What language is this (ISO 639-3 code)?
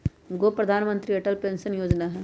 mag